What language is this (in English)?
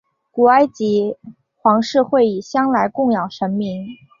Chinese